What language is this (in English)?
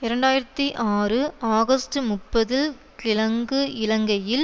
Tamil